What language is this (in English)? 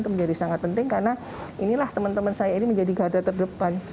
Indonesian